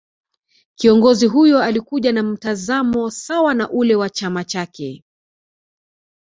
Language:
Swahili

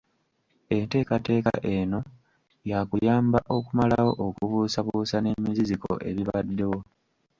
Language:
Ganda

